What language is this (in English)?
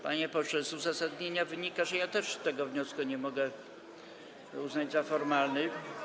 Polish